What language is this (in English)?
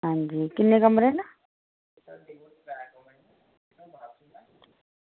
Dogri